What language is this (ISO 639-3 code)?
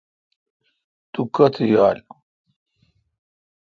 xka